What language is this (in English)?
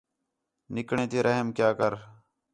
Khetrani